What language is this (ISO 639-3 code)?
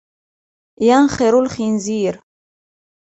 ara